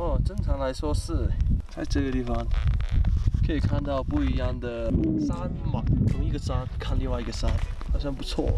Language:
Chinese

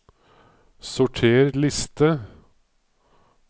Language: Norwegian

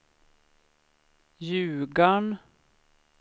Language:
Swedish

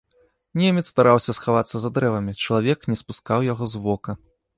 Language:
Belarusian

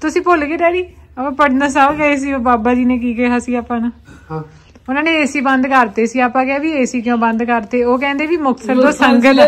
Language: Punjabi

